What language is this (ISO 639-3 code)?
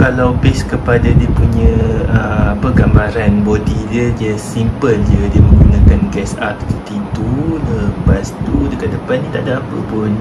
msa